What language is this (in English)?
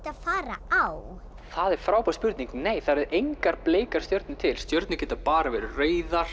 Icelandic